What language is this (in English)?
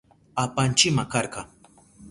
Southern Pastaza Quechua